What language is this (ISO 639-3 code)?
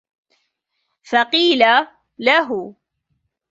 ara